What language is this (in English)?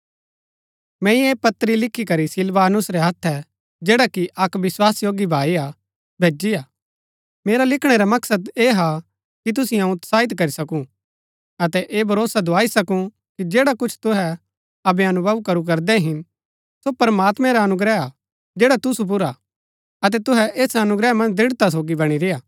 Gaddi